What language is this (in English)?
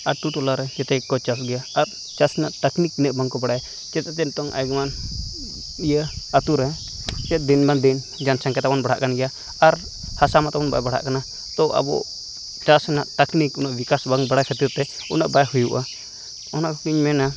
Santali